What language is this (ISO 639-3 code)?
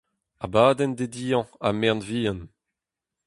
bre